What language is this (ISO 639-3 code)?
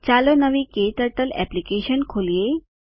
guj